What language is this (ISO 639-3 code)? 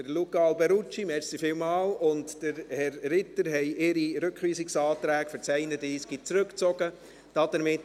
gsw